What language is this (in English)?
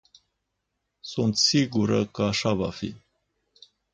Romanian